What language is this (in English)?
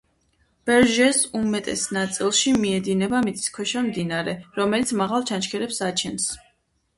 Georgian